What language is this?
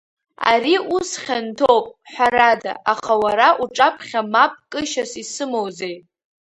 Abkhazian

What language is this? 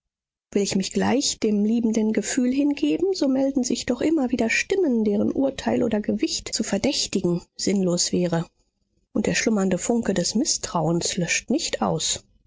German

